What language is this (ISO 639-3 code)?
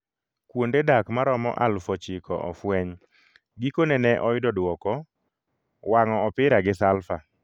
luo